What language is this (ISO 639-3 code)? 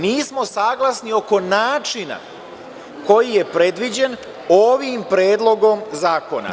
srp